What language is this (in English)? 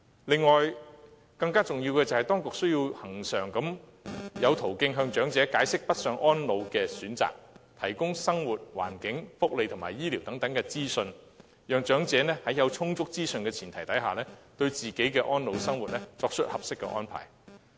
Cantonese